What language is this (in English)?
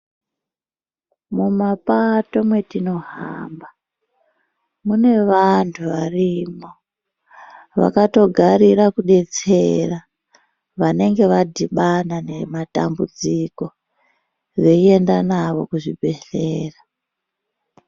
Ndau